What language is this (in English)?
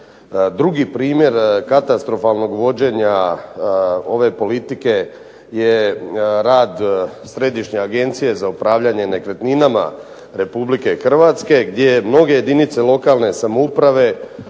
Croatian